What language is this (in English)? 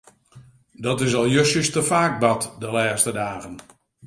Western Frisian